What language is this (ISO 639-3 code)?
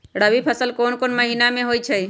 mag